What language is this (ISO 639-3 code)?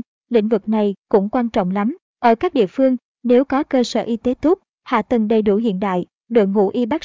vie